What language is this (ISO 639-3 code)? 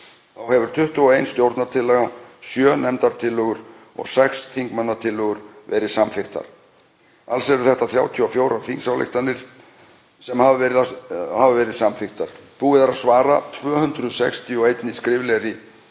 isl